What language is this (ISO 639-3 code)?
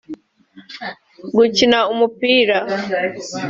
kin